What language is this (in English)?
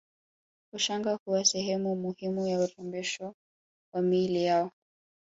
Swahili